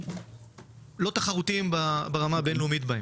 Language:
Hebrew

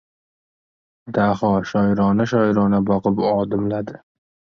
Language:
Uzbek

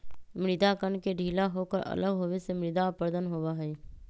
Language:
Magahi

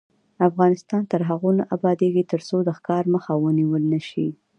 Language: Pashto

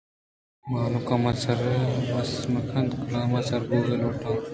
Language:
Eastern Balochi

